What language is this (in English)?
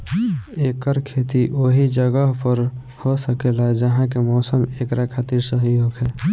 Bhojpuri